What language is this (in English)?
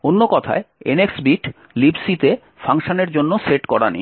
Bangla